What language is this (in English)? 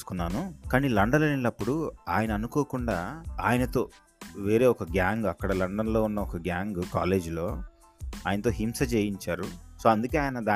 Telugu